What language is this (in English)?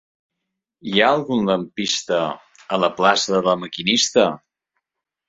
Catalan